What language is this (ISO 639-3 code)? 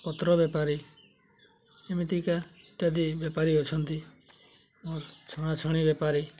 ori